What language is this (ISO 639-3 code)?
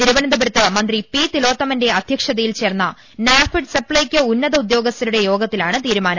mal